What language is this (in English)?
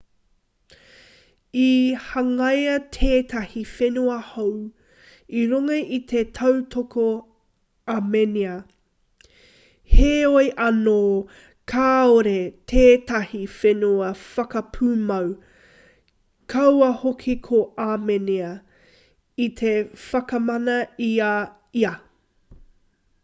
Māori